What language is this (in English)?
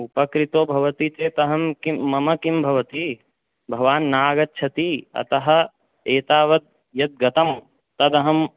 Sanskrit